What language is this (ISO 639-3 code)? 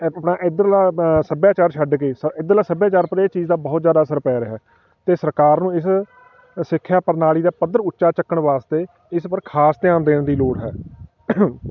pan